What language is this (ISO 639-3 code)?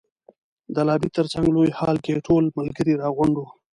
pus